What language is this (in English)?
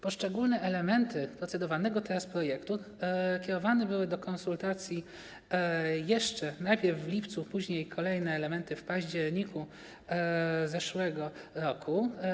Polish